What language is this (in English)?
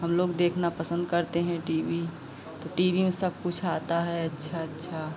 Hindi